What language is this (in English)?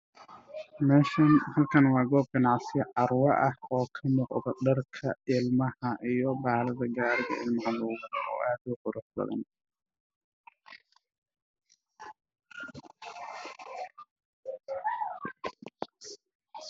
Somali